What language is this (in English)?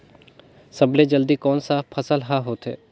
Chhattisgarhi